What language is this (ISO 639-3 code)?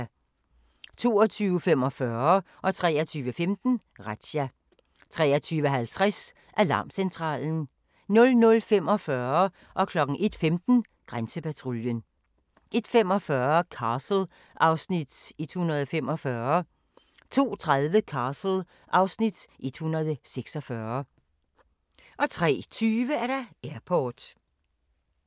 dan